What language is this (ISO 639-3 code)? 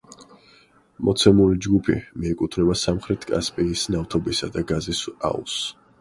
kat